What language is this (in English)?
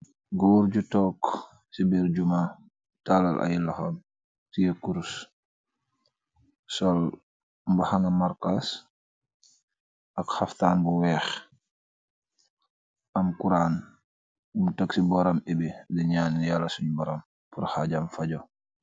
Wolof